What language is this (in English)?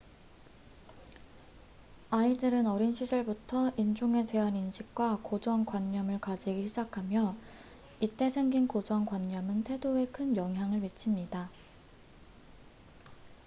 Korean